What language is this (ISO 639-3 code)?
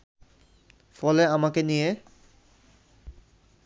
ben